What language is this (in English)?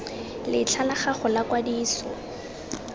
Tswana